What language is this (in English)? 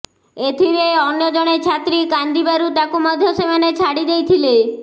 Odia